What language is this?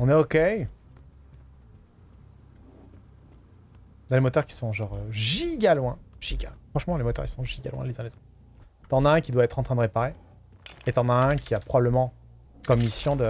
French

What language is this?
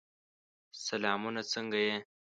Pashto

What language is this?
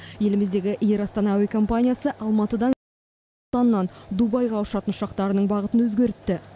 Kazakh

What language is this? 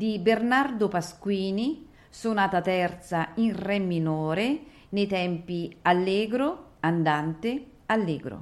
Italian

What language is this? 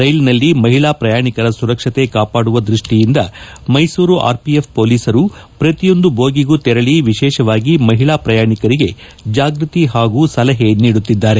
Kannada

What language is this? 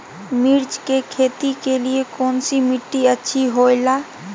Magahi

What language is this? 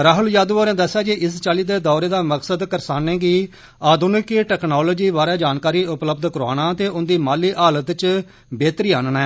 Dogri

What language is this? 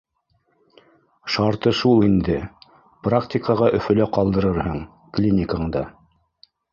Bashkir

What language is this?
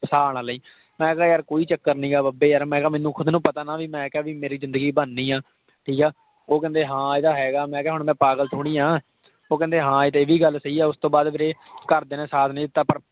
Punjabi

